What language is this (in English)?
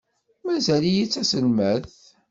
Kabyle